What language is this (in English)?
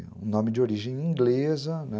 Portuguese